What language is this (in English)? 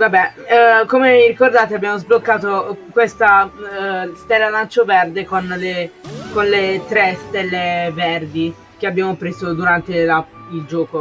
Italian